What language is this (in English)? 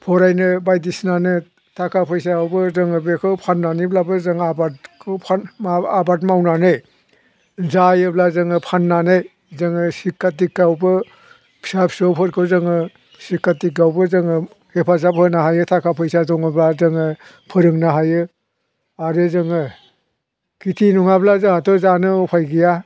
Bodo